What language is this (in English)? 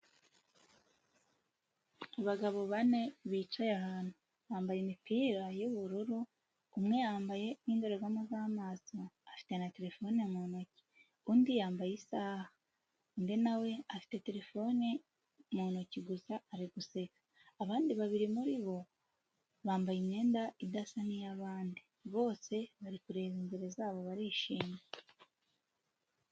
Kinyarwanda